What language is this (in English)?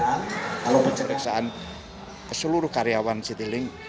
Indonesian